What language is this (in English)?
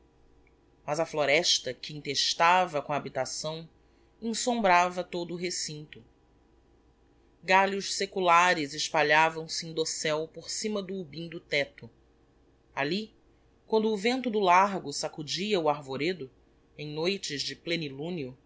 Portuguese